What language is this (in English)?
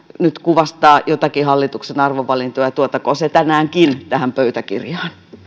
Finnish